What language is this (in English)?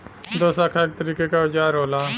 Bhojpuri